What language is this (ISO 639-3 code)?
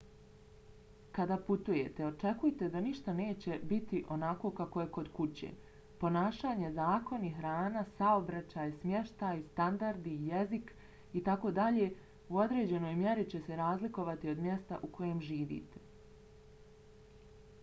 bos